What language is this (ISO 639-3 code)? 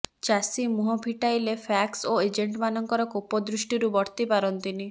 ori